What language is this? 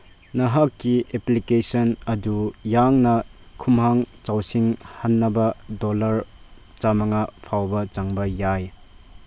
Manipuri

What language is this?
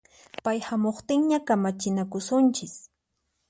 Puno Quechua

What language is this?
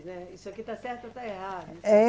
Portuguese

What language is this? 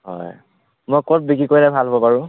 Assamese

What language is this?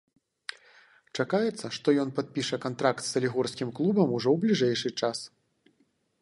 Belarusian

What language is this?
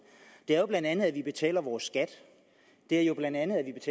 Danish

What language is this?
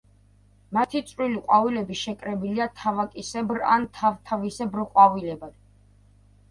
Georgian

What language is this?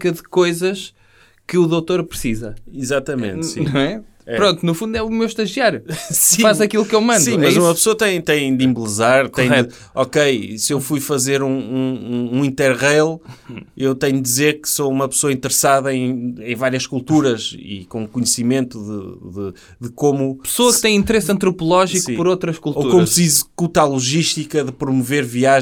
Portuguese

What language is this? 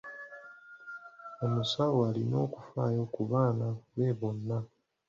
Ganda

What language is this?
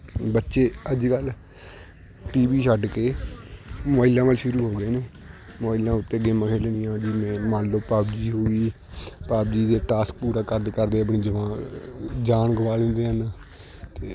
Punjabi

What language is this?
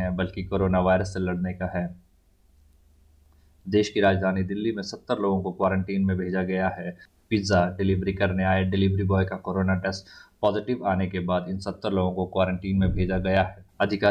Hindi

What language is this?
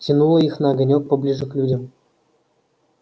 Russian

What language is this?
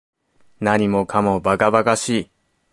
Japanese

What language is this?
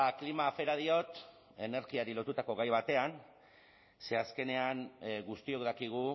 Basque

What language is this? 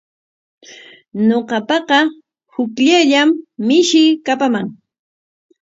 Corongo Ancash Quechua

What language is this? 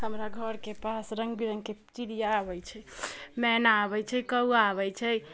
Maithili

